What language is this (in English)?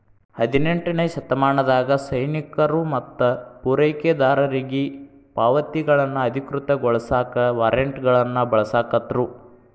Kannada